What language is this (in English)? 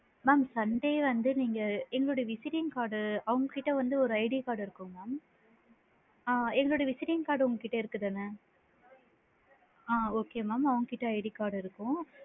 Tamil